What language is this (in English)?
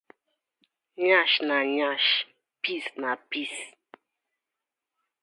Nigerian Pidgin